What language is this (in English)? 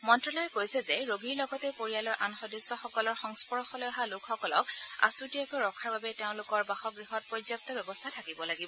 Assamese